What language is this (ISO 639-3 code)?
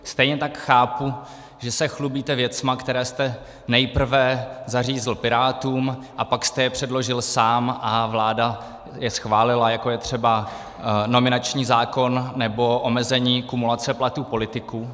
ces